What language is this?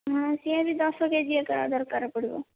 Odia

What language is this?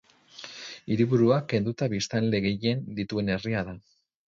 Basque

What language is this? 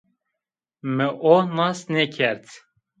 Zaza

